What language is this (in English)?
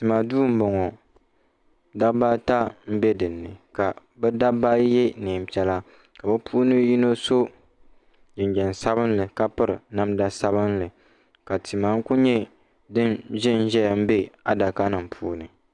Dagbani